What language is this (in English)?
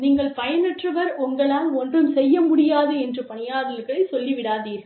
Tamil